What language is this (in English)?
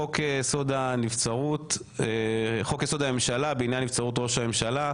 Hebrew